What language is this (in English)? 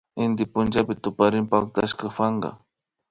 Imbabura Highland Quichua